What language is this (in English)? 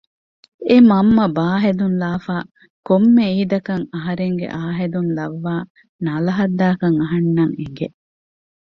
Divehi